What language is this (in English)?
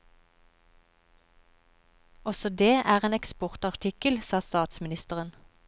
Norwegian